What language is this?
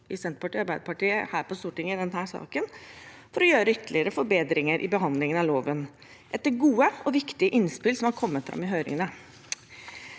Norwegian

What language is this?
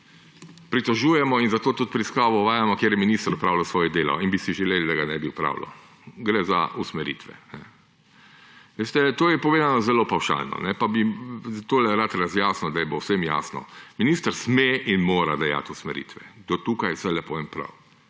Slovenian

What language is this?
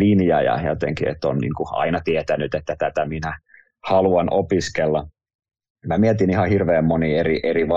Finnish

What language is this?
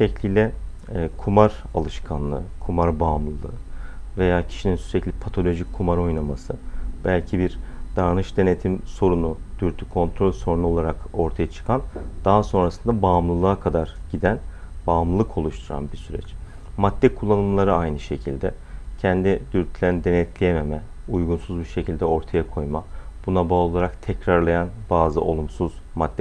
Turkish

